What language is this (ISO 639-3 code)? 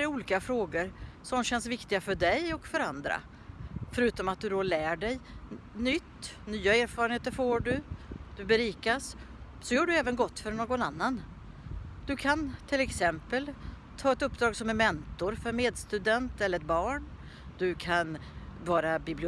swe